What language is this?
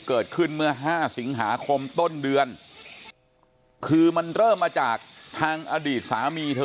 Thai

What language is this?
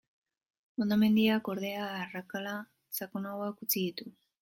Basque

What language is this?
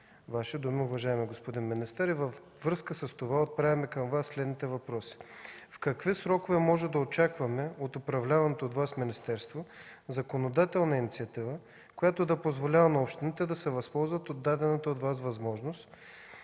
Bulgarian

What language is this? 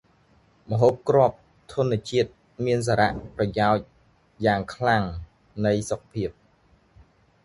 Khmer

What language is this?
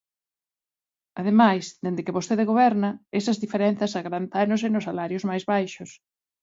Galician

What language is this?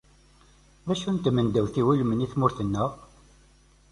Kabyle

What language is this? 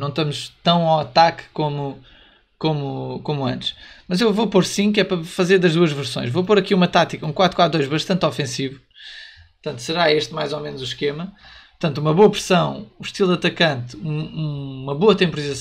Portuguese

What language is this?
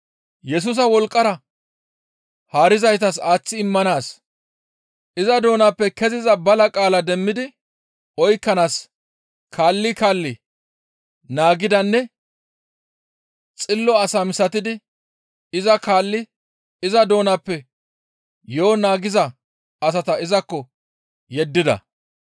Gamo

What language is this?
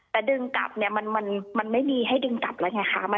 Thai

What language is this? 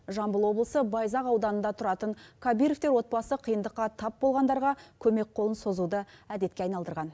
Kazakh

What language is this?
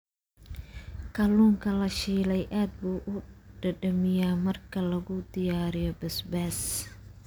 Somali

